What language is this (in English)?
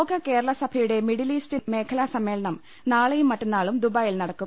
Malayalam